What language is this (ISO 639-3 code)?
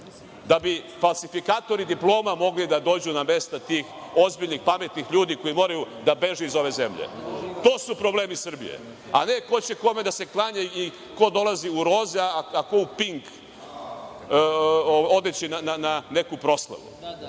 srp